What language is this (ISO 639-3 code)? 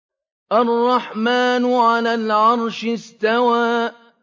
ara